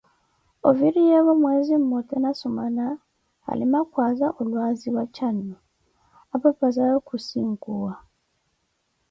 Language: Koti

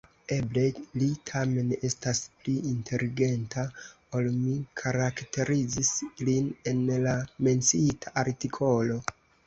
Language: Esperanto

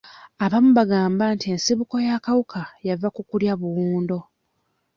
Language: Ganda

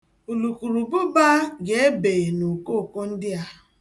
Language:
Igbo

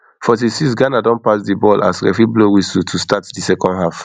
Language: Nigerian Pidgin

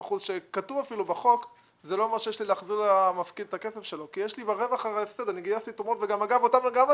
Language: Hebrew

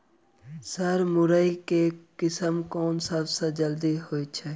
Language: Maithili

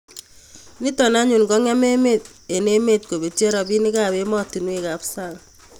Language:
Kalenjin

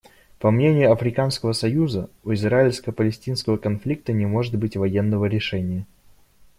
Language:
Russian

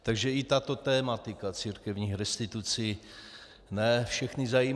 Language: Czech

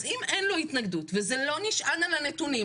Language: Hebrew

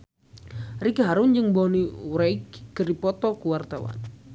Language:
Sundanese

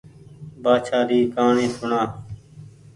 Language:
Goaria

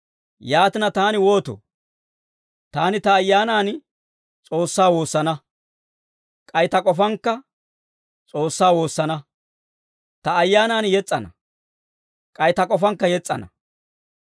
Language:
Dawro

